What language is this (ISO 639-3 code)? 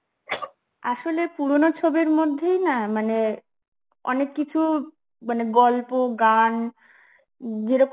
ben